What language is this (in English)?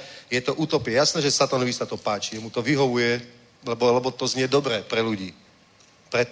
Czech